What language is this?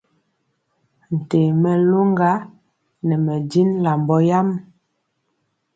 Mpiemo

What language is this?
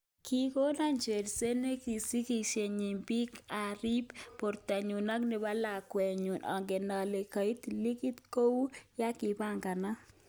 Kalenjin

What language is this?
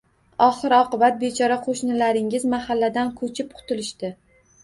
Uzbek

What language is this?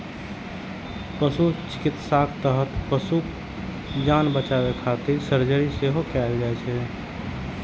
Maithili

